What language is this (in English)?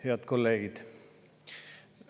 Estonian